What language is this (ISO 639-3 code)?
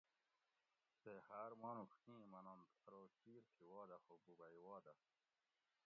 gwc